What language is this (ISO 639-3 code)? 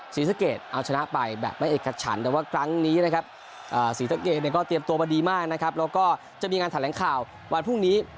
tha